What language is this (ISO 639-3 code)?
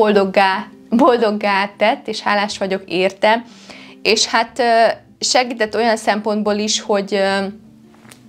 hun